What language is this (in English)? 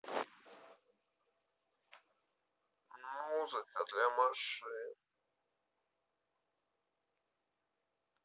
Russian